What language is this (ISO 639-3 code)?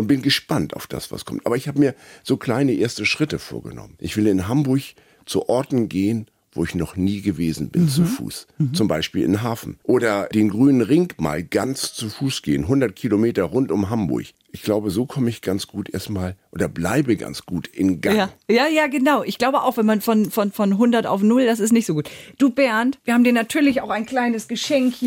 deu